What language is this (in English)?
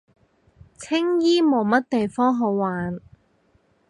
Cantonese